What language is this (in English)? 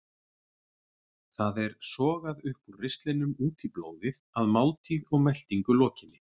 Icelandic